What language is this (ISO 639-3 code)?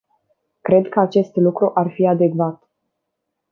ron